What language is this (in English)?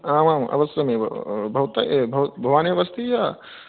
Sanskrit